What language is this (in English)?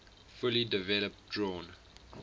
English